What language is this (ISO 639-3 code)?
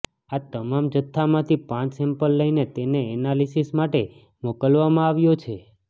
guj